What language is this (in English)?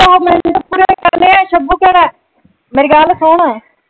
Punjabi